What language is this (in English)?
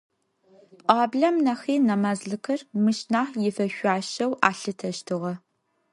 Adyghe